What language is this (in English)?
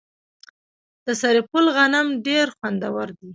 Pashto